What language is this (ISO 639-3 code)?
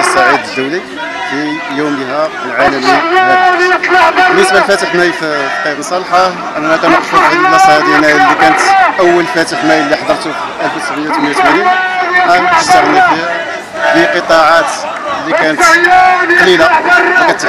ara